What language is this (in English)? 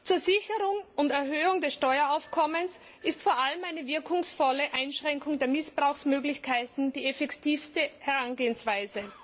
German